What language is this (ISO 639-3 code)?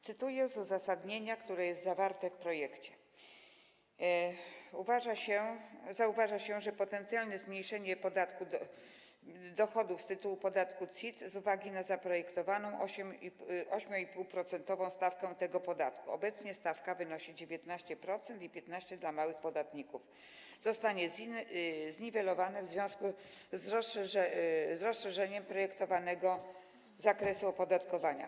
pol